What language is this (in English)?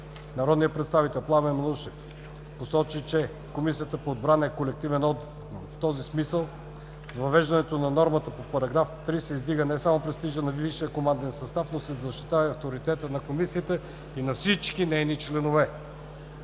Bulgarian